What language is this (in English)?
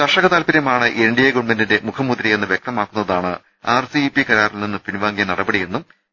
Malayalam